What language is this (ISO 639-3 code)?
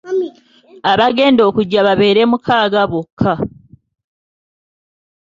lug